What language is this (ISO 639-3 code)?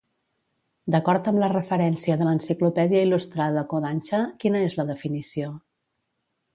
cat